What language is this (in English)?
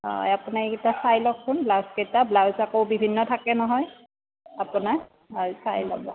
Assamese